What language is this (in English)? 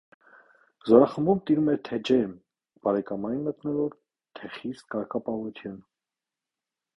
Armenian